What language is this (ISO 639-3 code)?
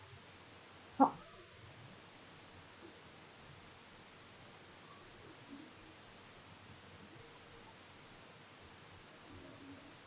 eng